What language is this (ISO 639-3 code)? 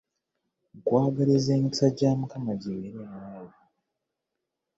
lug